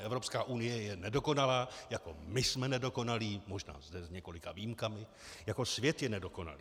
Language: Czech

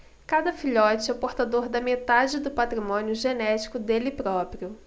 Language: Portuguese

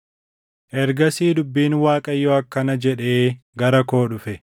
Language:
Oromo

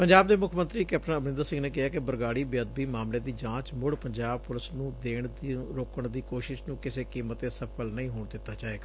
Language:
Punjabi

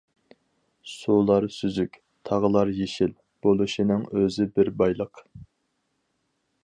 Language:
Uyghur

